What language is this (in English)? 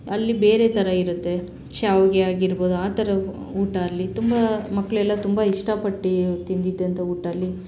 Kannada